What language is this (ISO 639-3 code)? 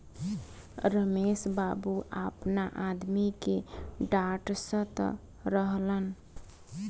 bho